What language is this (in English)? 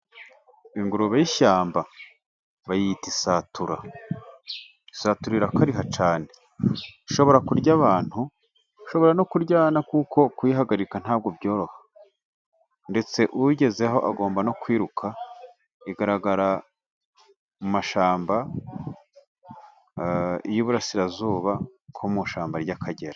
Kinyarwanda